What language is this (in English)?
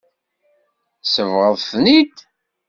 Kabyle